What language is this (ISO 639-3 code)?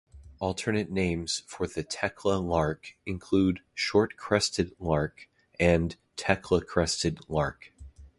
eng